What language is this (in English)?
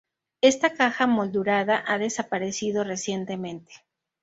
Spanish